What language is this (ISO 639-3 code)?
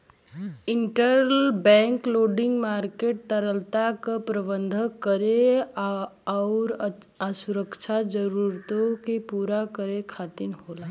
bho